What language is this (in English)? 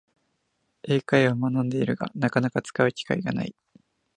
Japanese